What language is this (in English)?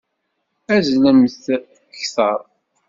Kabyle